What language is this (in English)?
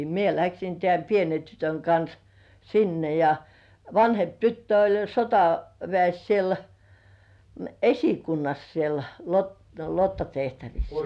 Finnish